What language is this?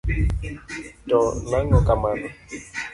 Luo (Kenya and Tanzania)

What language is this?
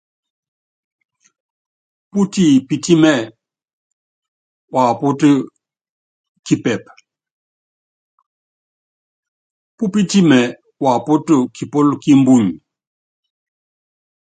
Yangben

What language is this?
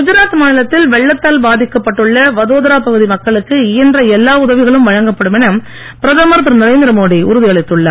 Tamil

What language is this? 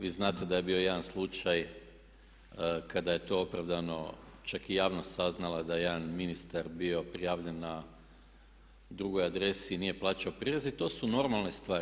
Croatian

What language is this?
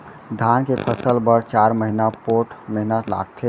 Chhattisgarhi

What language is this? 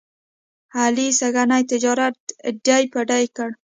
Pashto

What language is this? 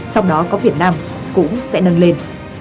Vietnamese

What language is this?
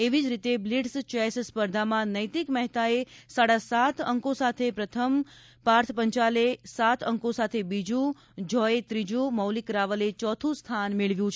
Gujarati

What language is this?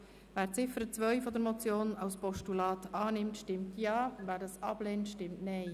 Swiss German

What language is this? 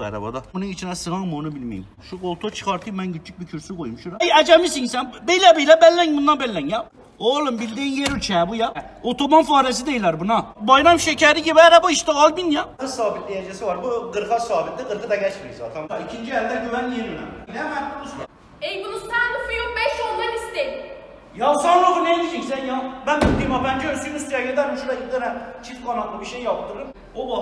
Turkish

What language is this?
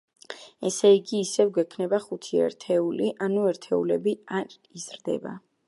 Georgian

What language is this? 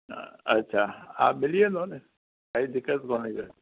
Sindhi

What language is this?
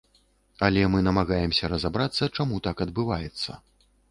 Belarusian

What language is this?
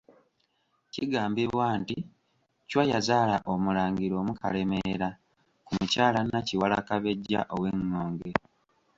Ganda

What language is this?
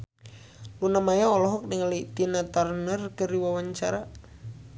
Sundanese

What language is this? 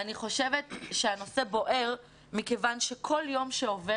Hebrew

